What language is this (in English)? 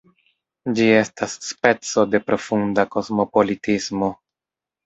Esperanto